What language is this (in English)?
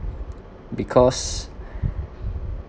English